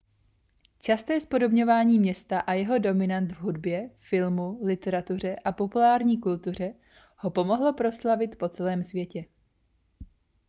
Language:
Czech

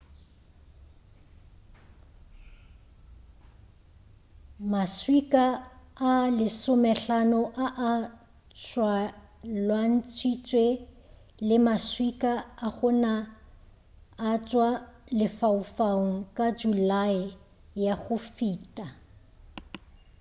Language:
Northern Sotho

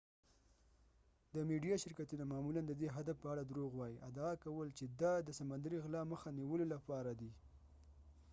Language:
Pashto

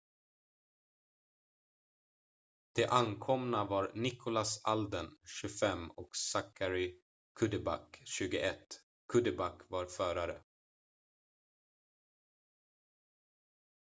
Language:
Swedish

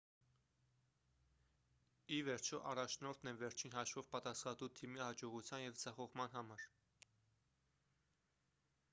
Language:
Armenian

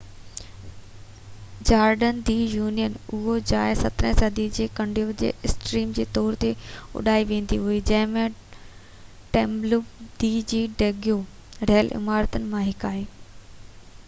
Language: Sindhi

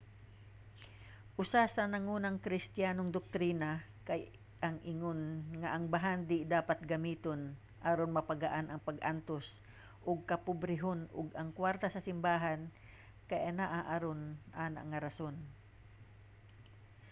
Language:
Cebuano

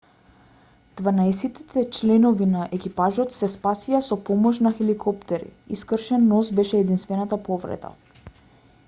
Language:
Macedonian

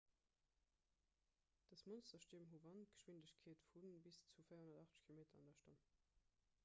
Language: Luxembourgish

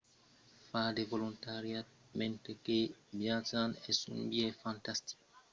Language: Occitan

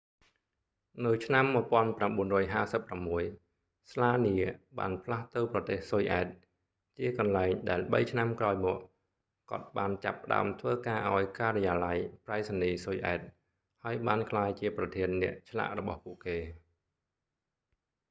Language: Khmer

